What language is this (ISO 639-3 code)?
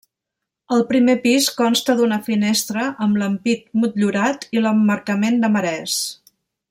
cat